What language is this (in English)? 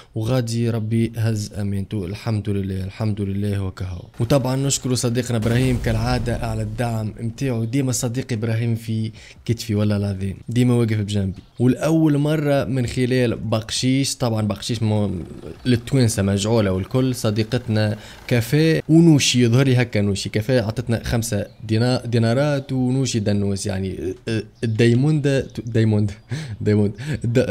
Arabic